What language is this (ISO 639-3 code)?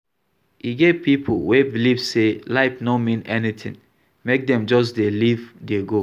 pcm